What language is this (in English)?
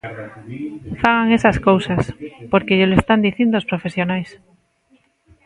Galician